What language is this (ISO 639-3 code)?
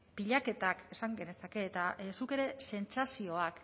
eus